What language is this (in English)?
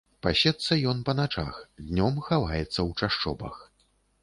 Belarusian